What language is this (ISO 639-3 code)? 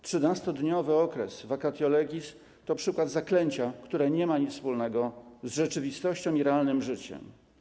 pol